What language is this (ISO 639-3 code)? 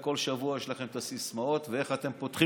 heb